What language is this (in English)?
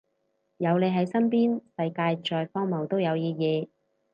Cantonese